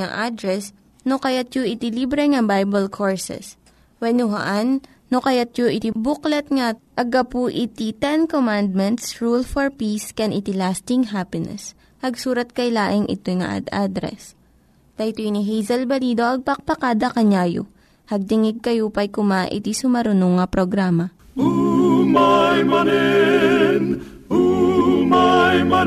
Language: Filipino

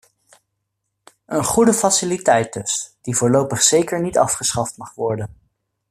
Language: Dutch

